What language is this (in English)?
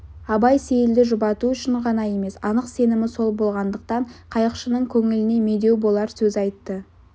Kazakh